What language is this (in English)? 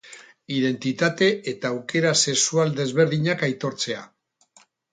Basque